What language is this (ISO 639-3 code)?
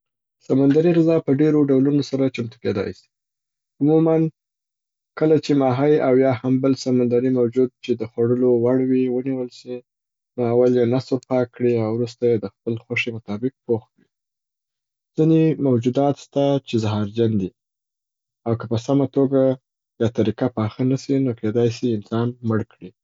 pbt